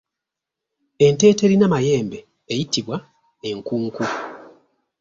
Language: Ganda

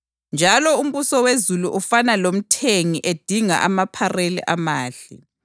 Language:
North Ndebele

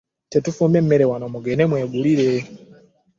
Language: Ganda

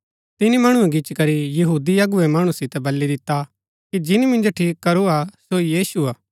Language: Gaddi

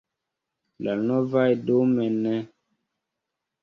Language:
Esperanto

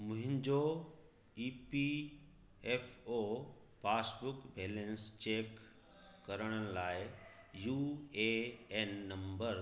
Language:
Sindhi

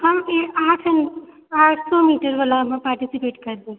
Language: Maithili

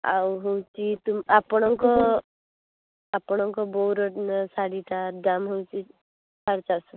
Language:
Odia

